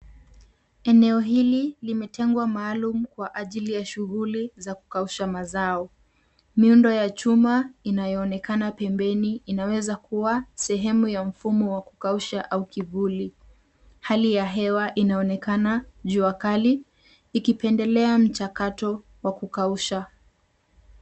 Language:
Swahili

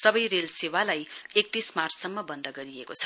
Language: Nepali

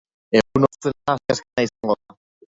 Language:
Basque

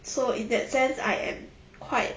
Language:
English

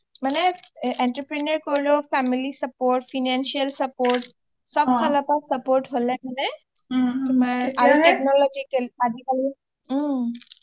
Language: Assamese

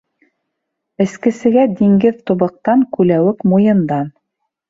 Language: Bashkir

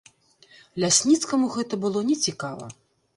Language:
Belarusian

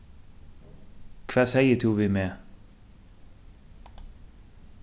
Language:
Faroese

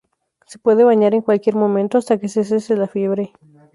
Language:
Spanish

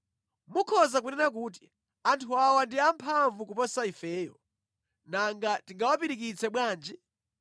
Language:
Nyanja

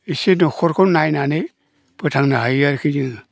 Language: Bodo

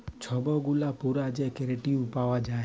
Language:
Bangla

